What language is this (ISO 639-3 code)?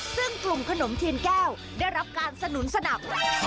tha